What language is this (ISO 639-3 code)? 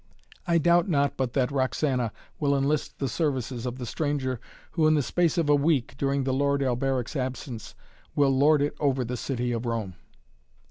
eng